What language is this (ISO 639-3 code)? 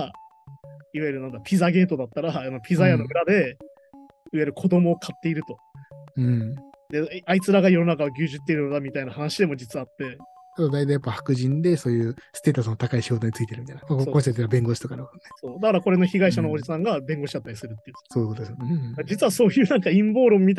jpn